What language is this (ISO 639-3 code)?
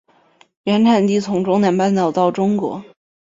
zho